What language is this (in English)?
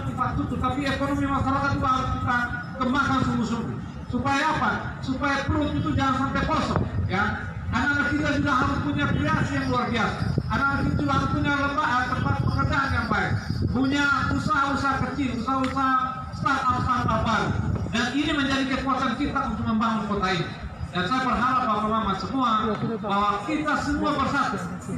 Indonesian